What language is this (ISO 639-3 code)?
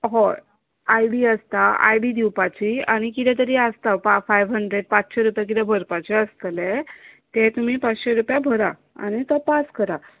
kok